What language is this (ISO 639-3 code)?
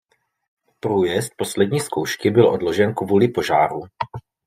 ces